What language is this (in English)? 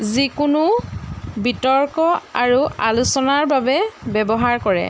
Assamese